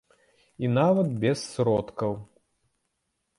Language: Belarusian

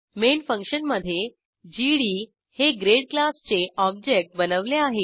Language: Marathi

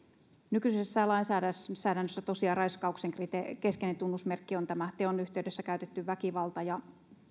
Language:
Finnish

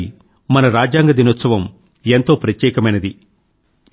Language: Telugu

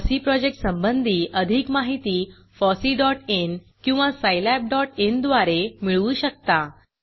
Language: Marathi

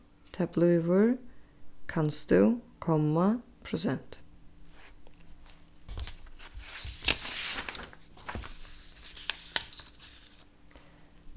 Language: Faroese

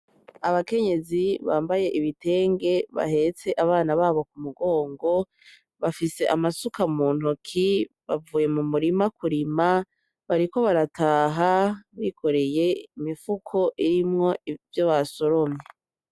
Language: Rundi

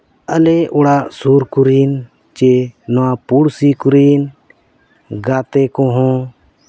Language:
Santali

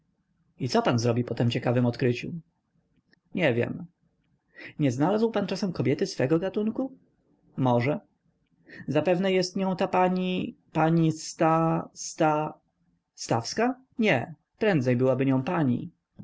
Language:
Polish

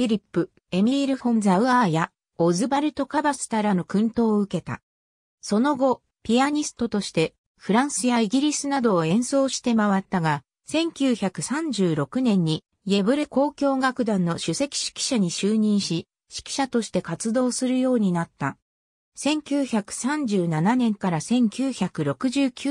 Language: Japanese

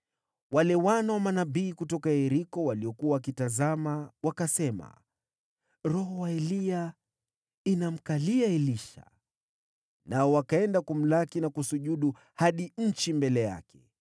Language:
Swahili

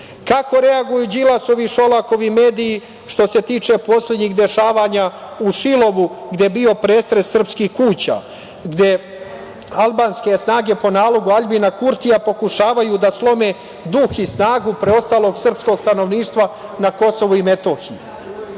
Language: Serbian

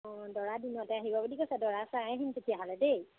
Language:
Assamese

